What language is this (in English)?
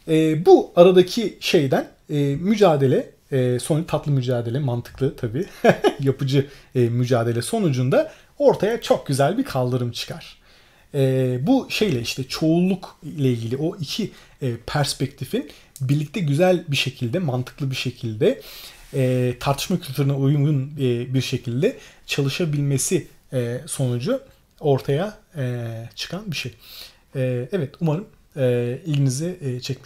Turkish